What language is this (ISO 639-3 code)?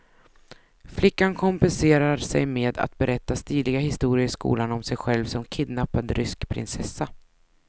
swe